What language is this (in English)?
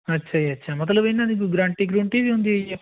Punjabi